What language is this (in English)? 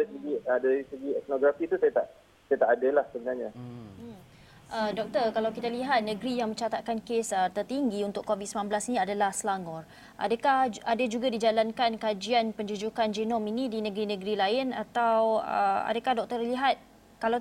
Malay